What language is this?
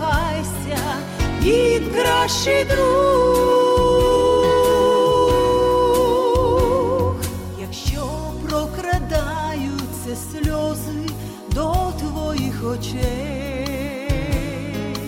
Ukrainian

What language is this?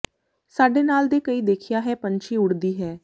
Punjabi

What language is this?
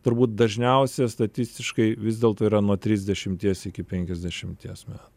Lithuanian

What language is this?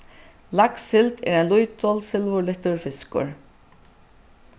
Faroese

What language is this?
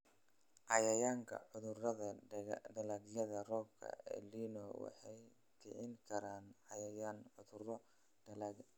Somali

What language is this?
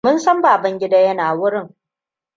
Hausa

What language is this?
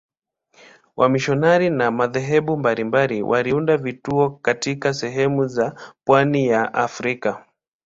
Swahili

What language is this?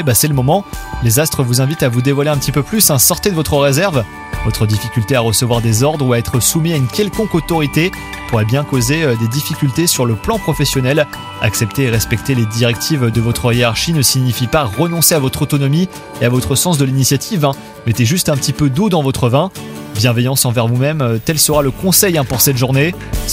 French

